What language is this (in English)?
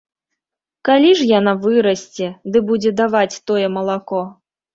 Belarusian